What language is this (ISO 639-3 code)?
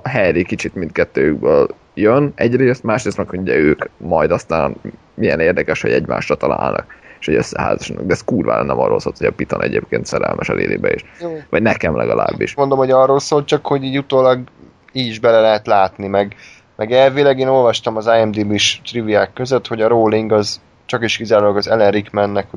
hun